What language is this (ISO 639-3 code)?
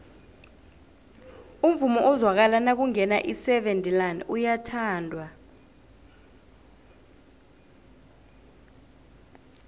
nbl